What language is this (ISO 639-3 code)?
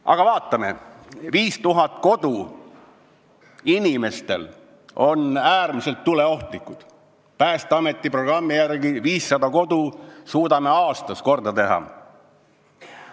est